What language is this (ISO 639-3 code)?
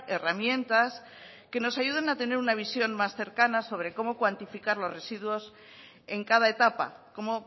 spa